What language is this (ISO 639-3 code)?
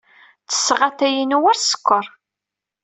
kab